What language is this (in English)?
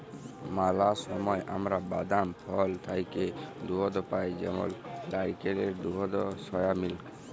Bangla